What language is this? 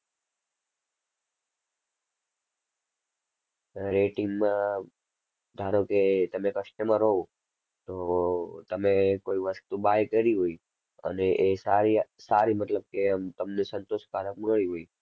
Gujarati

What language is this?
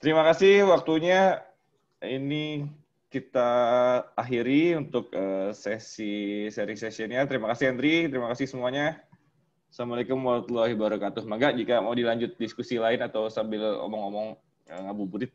Indonesian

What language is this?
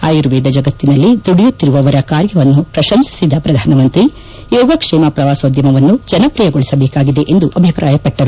Kannada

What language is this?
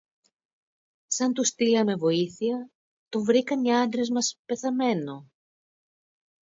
Greek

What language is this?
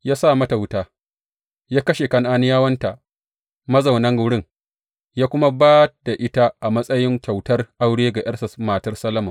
Hausa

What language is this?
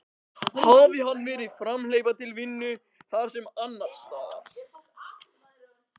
Icelandic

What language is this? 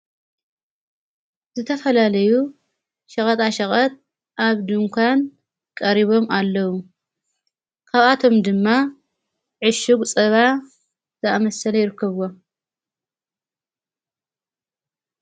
Tigrinya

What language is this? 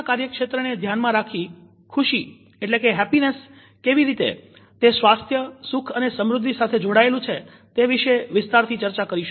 Gujarati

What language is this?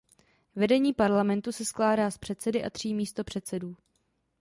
Czech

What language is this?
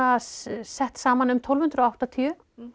Icelandic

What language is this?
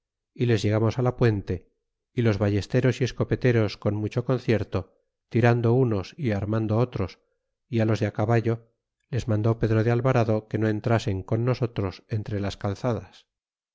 Spanish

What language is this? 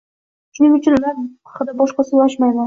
Uzbek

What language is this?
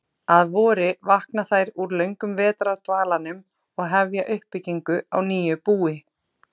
Icelandic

